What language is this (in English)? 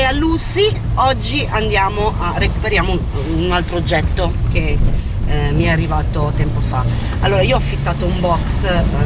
Italian